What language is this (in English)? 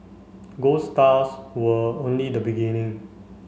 English